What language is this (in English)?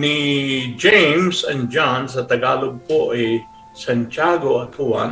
Filipino